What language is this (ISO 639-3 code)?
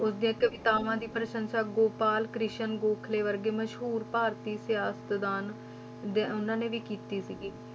pan